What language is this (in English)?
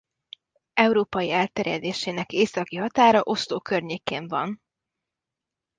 Hungarian